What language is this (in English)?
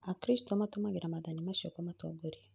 Kikuyu